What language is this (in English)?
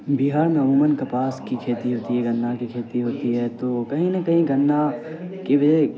Urdu